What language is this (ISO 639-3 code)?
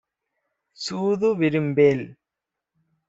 tam